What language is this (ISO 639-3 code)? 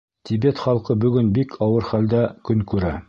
bak